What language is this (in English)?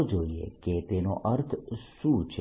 Gujarati